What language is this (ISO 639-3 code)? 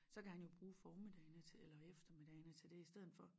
dan